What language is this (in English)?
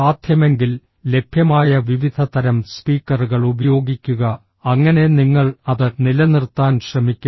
Malayalam